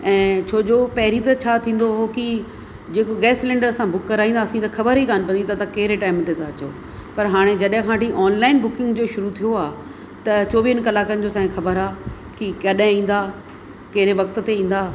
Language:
Sindhi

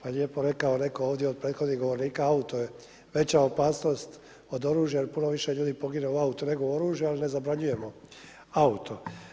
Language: Croatian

